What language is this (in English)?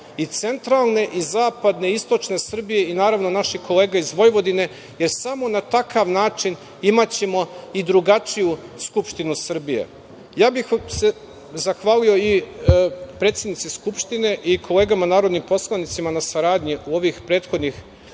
Serbian